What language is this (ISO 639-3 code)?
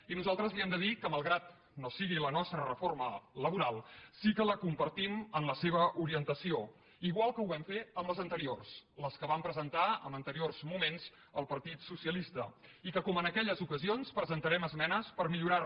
cat